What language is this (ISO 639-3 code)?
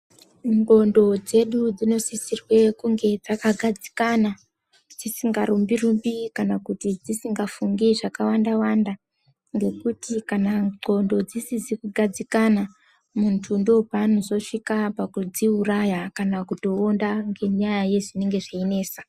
ndc